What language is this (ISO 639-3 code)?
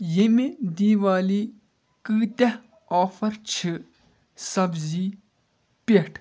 kas